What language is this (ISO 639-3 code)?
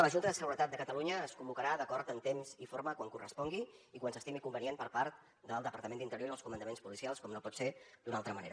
cat